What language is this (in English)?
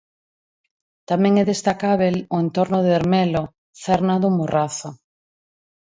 Galician